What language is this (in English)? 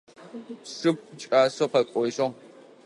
Adyghe